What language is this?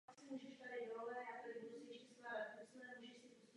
Czech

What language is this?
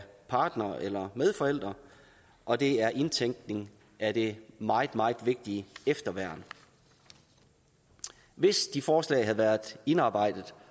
Danish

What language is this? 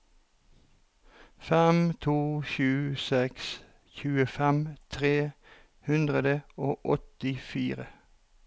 Norwegian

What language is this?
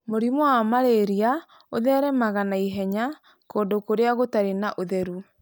Kikuyu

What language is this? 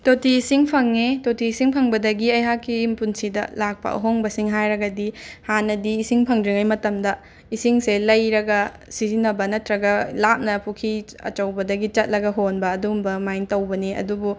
Manipuri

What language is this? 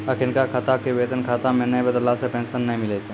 Maithili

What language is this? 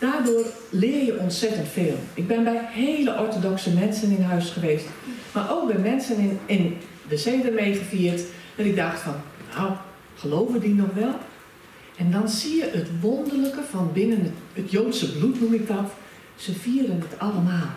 Dutch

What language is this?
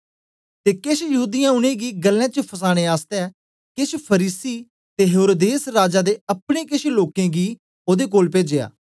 Dogri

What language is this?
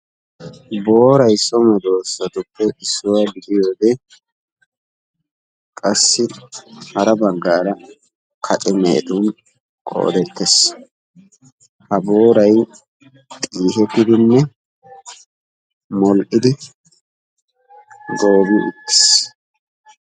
Wolaytta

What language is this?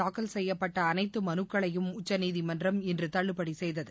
Tamil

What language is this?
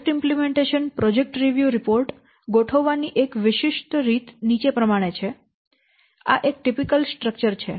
Gujarati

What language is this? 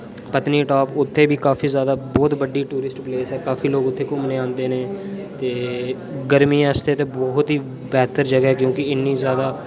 Dogri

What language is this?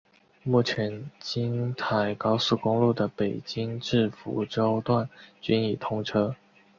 Chinese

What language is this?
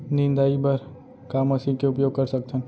Chhattisgarhi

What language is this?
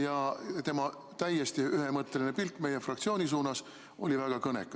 Estonian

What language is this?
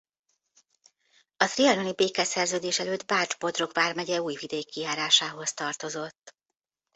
Hungarian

